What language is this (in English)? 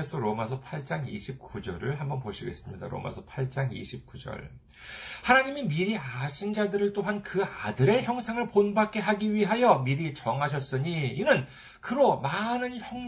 Korean